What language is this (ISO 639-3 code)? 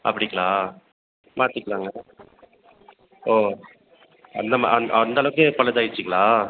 tam